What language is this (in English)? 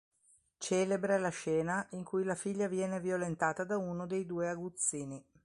Italian